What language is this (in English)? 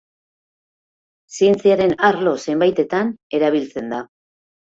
Basque